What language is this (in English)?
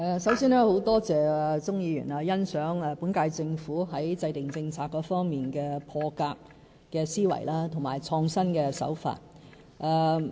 Cantonese